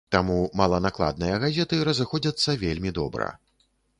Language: Belarusian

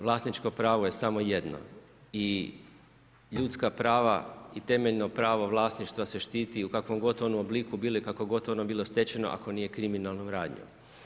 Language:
Croatian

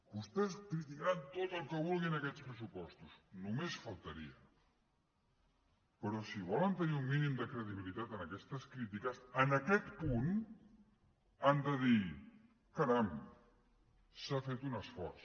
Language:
Catalan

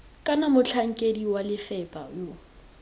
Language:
Tswana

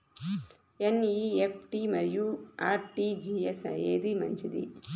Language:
Telugu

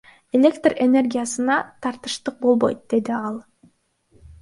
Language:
Kyrgyz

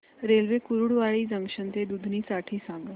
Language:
Marathi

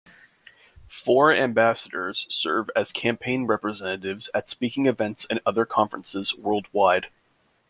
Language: English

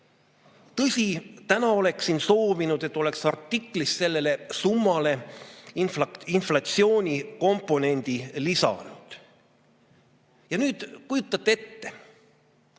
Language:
Estonian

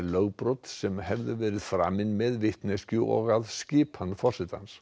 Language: Icelandic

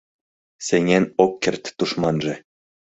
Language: Mari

